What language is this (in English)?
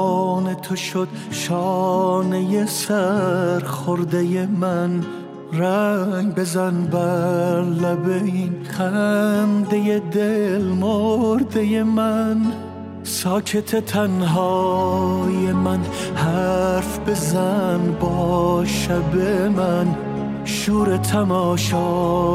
Persian